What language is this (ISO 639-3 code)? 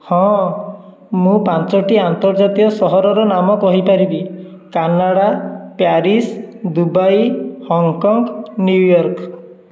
ori